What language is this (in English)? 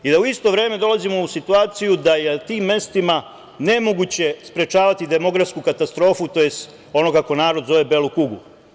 Serbian